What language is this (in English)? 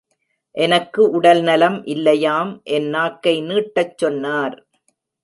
Tamil